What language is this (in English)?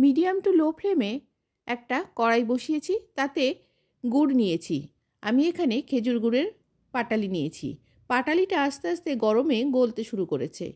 Bangla